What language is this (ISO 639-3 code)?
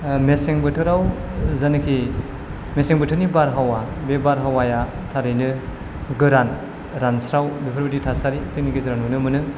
brx